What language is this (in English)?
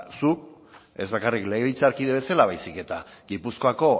Basque